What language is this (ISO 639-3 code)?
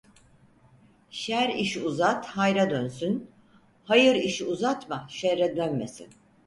tur